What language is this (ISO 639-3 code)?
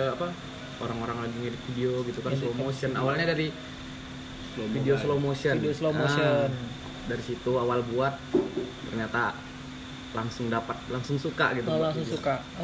ind